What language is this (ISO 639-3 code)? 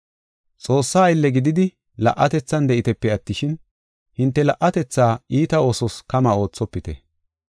gof